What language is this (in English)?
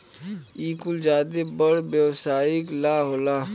Bhojpuri